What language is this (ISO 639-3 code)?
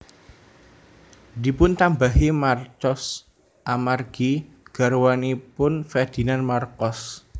jav